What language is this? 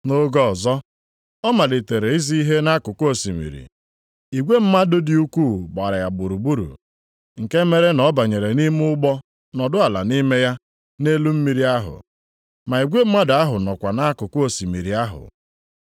Igbo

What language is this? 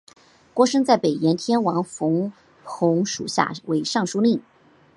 Chinese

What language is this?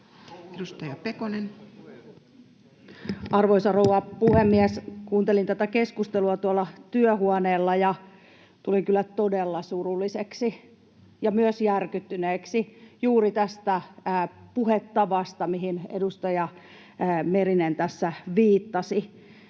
Finnish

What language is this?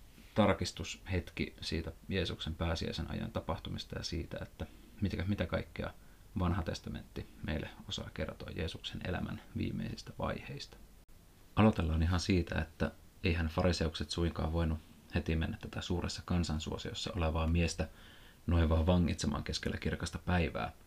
Finnish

